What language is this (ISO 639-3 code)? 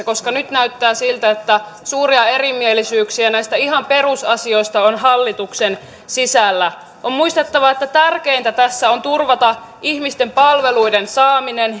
fin